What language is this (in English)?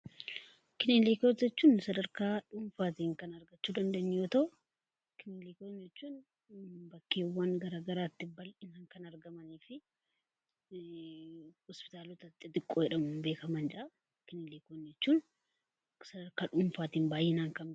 Oromo